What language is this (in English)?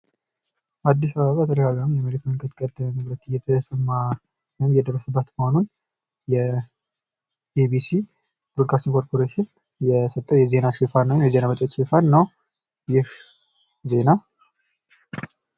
Amharic